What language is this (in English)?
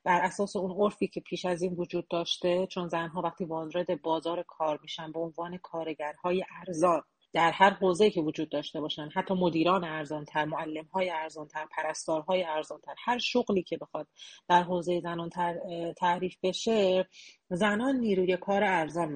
Persian